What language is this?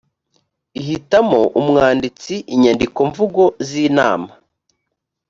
Kinyarwanda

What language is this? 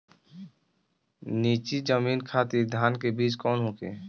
Bhojpuri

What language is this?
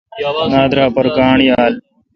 Kalkoti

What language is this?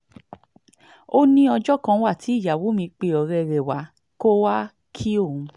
Yoruba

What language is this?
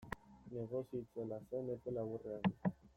Basque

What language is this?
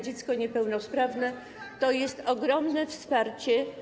Polish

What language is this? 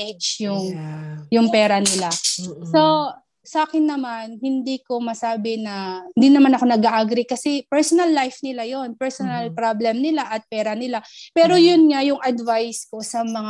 Filipino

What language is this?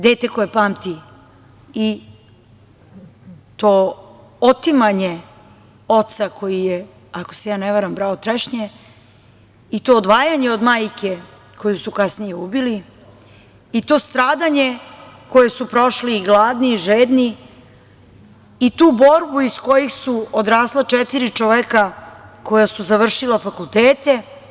Serbian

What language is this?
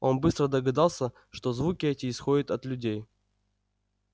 Russian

